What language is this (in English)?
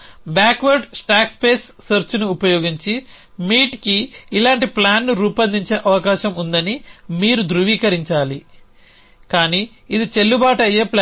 Telugu